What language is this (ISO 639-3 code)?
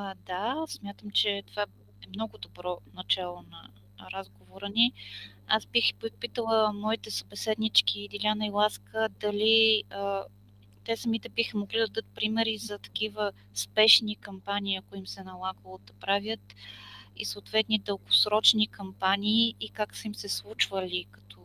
bul